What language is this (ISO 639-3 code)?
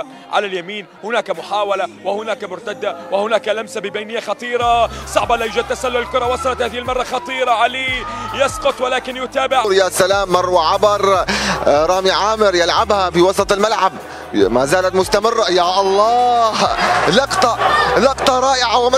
ara